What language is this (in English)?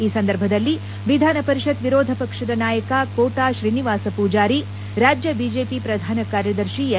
Kannada